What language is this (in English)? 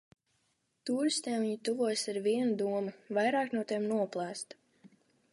Latvian